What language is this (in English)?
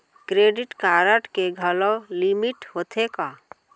Chhattisgarhi